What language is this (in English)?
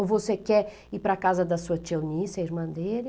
Portuguese